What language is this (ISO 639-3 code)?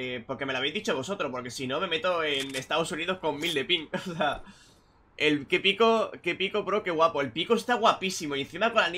spa